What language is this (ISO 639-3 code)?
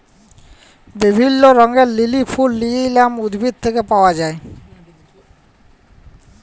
ben